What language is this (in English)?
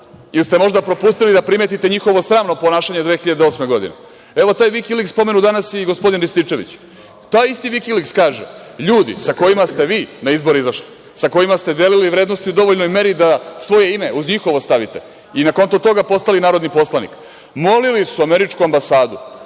Serbian